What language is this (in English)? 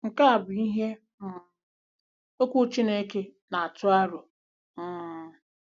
Igbo